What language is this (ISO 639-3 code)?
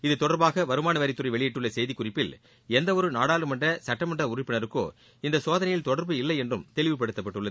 tam